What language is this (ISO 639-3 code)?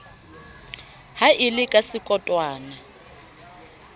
sot